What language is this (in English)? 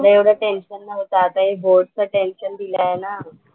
Marathi